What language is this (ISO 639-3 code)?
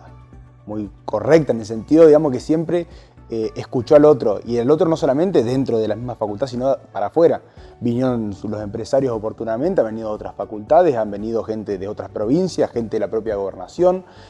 spa